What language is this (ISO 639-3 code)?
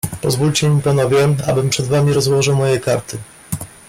pol